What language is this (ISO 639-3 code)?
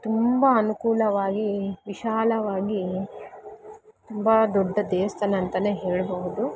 kan